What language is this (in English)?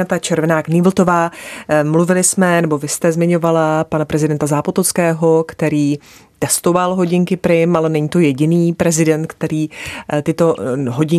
Czech